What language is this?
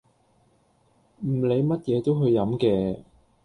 Cantonese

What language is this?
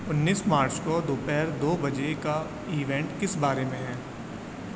Urdu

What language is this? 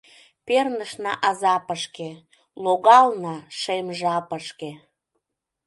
Mari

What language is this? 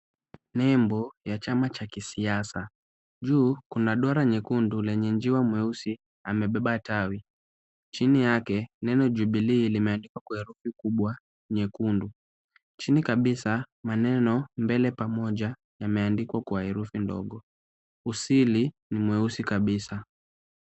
Swahili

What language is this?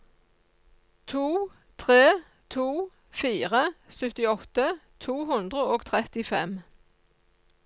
Norwegian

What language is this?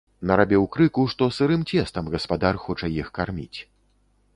Belarusian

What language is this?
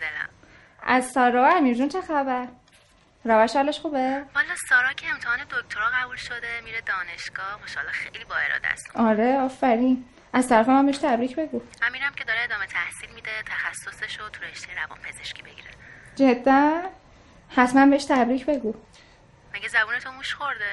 Persian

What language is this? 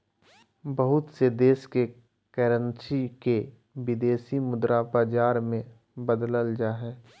Magahi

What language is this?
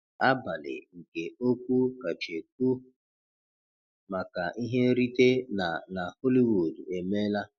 Igbo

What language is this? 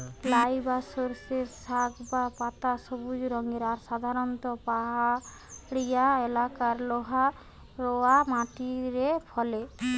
Bangla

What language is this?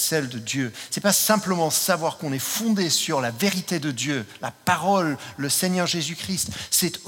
French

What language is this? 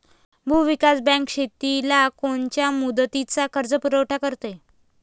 Marathi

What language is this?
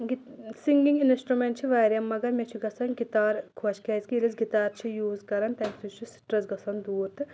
Kashmiri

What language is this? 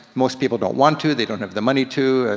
English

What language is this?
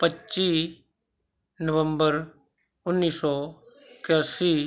Punjabi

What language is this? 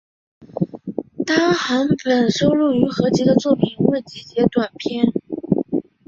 Chinese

